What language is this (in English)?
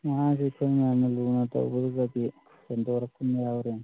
Manipuri